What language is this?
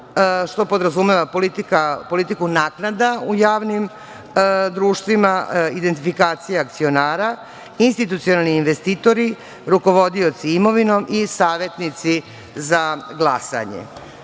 Serbian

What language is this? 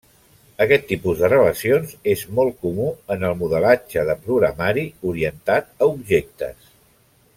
Catalan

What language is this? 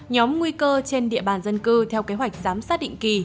Vietnamese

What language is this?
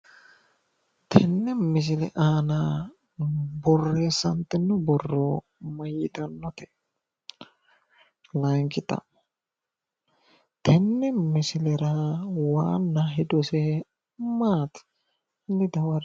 Sidamo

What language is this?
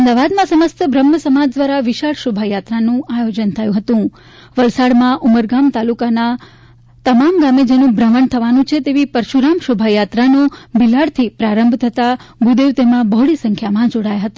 Gujarati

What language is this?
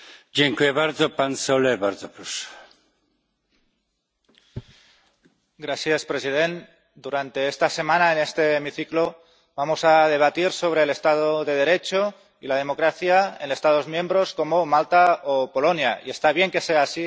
Spanish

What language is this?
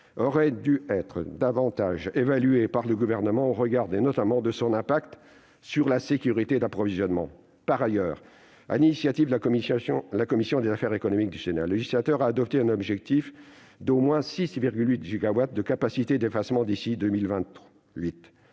French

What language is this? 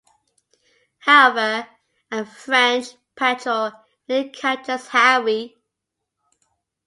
English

